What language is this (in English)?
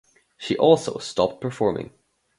English